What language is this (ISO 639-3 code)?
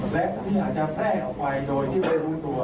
tha